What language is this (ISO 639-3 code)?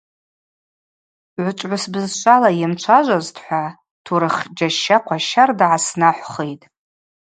abq